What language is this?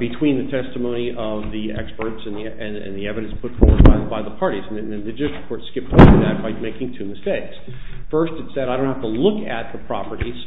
English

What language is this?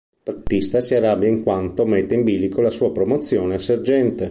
Italian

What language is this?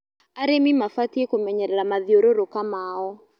Kikuyu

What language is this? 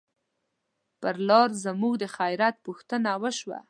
Pashto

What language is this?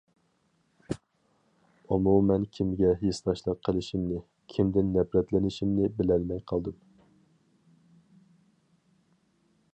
Uyghur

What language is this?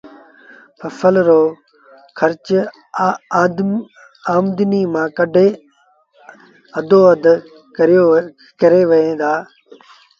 Sindhi Bhil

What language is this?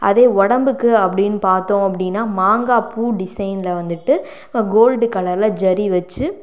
Tamil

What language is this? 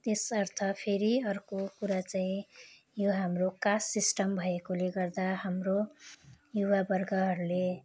Nepali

